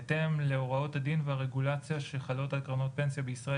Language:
Hebrew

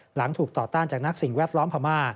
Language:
Thai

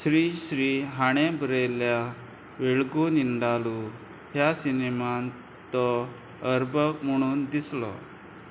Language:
Konkani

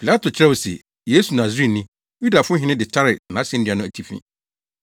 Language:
Akan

